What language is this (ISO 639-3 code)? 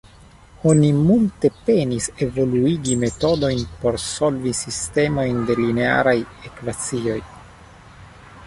epo